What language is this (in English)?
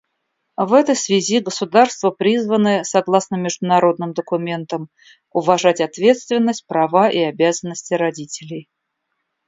Russian